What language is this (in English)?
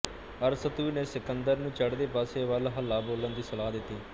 Punjabi